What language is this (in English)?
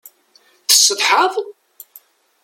Kabyle